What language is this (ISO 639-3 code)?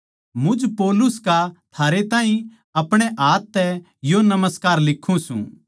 bgc